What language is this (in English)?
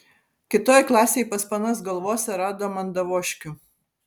Lithuanian